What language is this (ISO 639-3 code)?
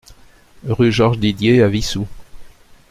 fra